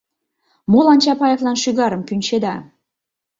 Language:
Mari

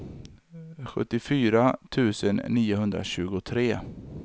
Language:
Swedish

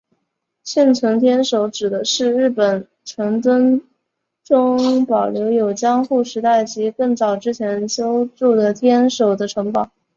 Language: Chinese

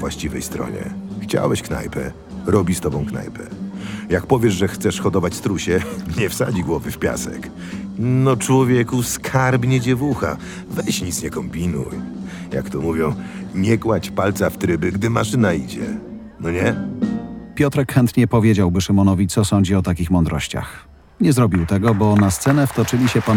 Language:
Polish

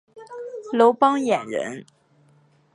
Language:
Chinese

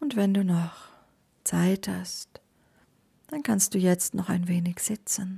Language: German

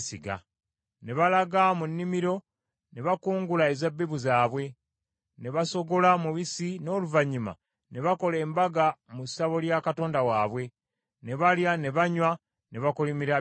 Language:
Ganda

